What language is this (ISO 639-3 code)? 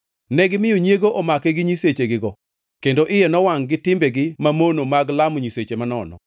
luo